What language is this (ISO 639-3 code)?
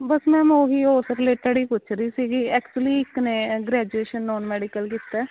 pan